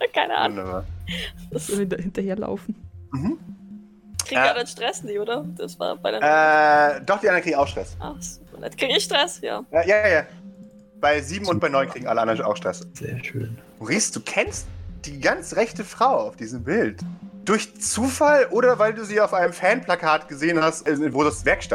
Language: German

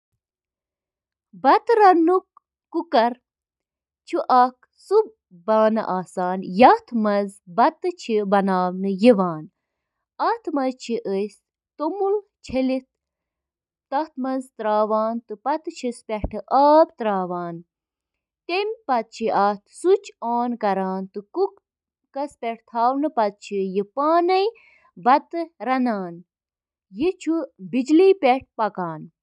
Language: Kashmiri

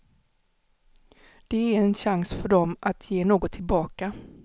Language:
Swedish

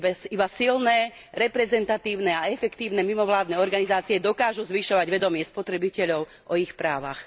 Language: Slovak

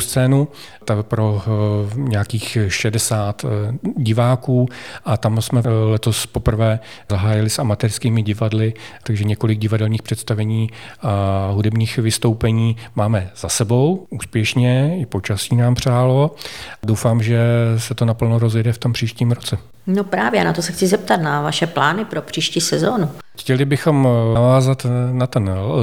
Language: Czech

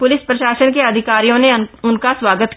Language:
Hindi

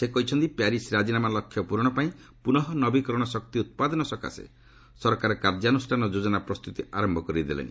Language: Odia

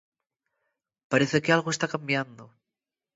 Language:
Galician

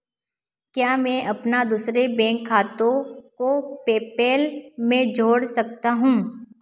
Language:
Hindi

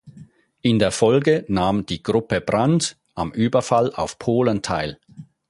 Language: German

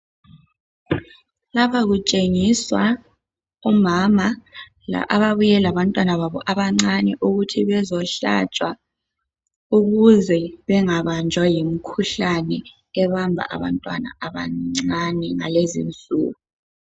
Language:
North Ndebele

